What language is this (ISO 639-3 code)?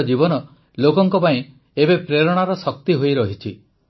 ori